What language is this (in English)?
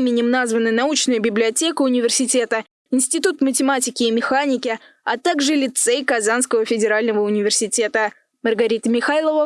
Russian